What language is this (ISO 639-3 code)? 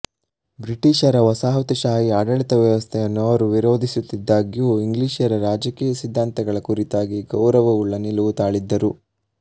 kan